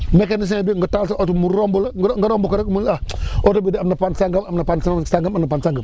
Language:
Wolof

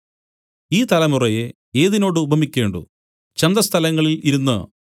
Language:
Malayalam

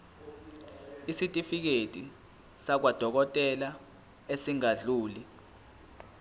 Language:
Zulu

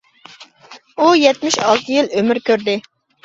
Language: Uyghur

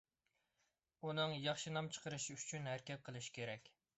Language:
Uyghur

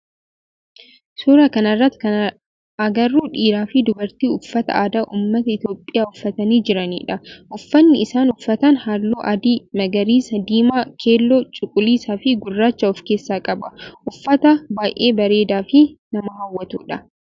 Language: Oromo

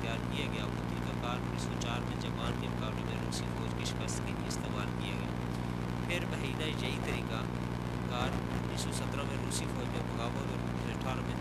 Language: Urdu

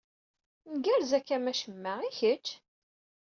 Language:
Kabyle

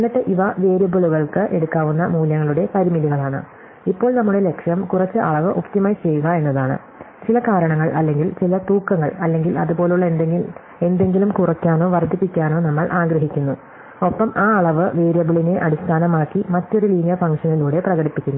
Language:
Malayalam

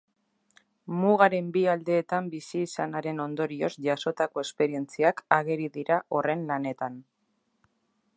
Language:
Basque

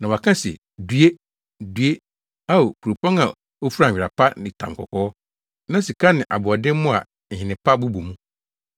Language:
Akan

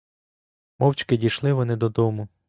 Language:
Ukrainian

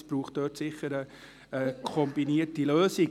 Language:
Swiss German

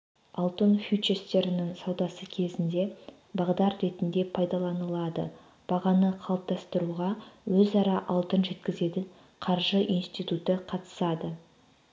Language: Kazakh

